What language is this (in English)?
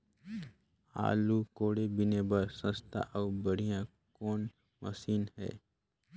Chhattisgarhi